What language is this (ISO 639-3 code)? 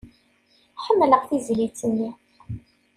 kab